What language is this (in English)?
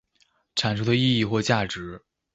Chinese